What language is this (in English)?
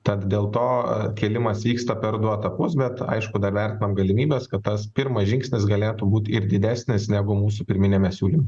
Lithuanian